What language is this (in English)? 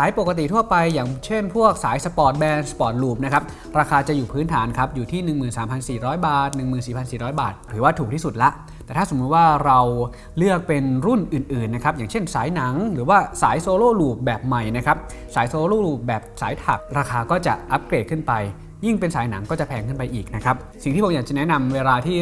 Thai